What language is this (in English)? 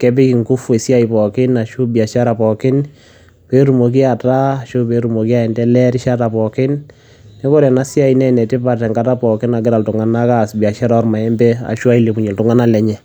Masai